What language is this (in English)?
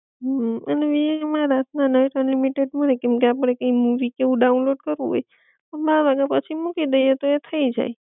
Gujarati